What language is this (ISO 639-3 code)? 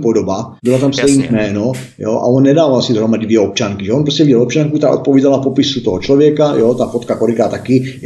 ces